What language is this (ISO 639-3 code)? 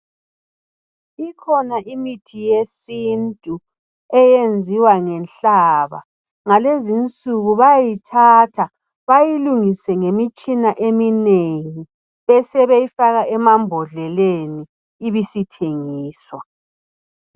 nde